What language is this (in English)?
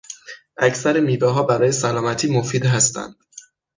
Persian